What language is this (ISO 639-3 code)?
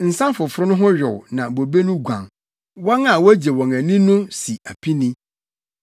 aka